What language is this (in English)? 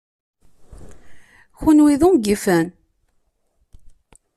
Kabyle